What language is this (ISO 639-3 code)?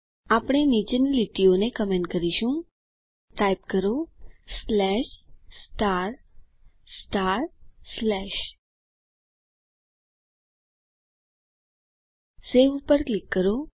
guj